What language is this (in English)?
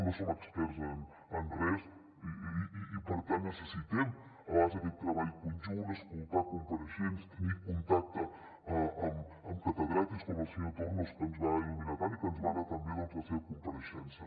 Catalan